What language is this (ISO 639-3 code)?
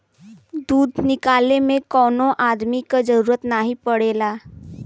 bho